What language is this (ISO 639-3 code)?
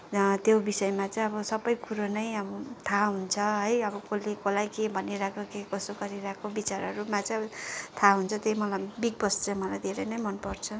nep